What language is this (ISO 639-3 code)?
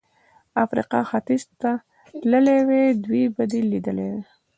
pus